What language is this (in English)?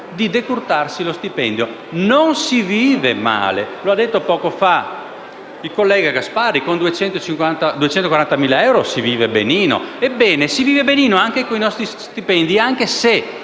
Italian